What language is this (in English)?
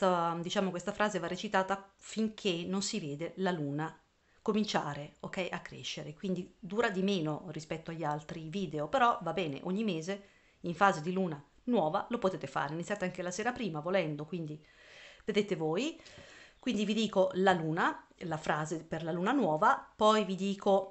Italian